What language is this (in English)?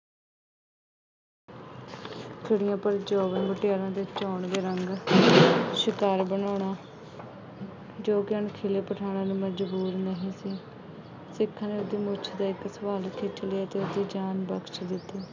Punjabi